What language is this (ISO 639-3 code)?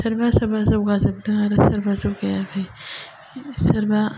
brx